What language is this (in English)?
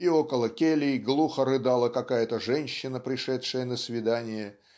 Russian